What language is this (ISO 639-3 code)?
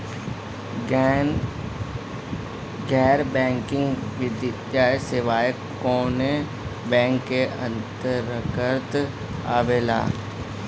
bho